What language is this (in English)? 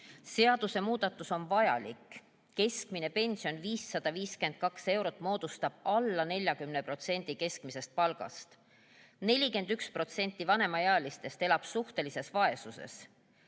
Estonian